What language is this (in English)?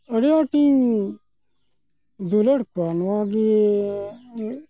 Santali